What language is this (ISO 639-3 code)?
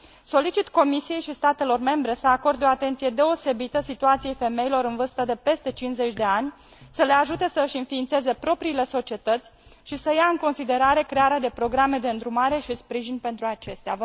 ron